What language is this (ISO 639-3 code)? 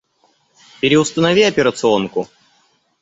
rus